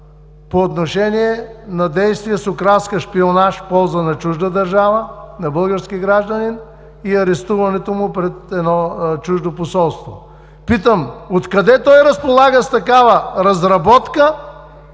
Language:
Bulgarian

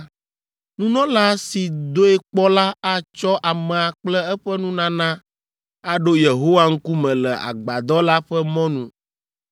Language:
Ewe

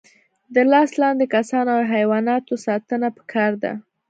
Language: Pashto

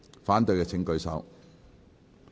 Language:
Cantonese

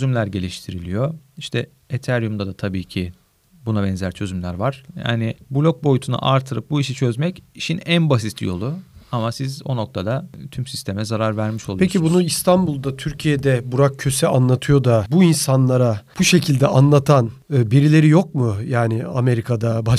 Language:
Turkish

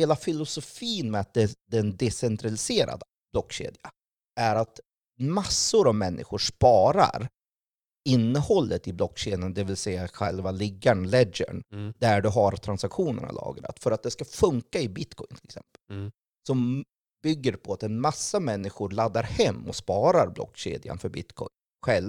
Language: Swedish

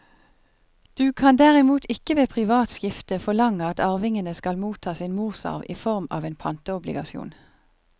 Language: Norwegian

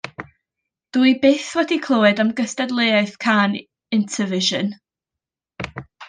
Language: Welsh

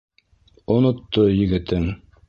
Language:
Bashkir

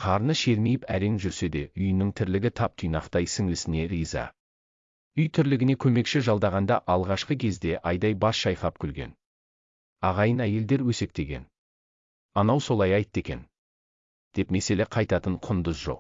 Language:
Turkish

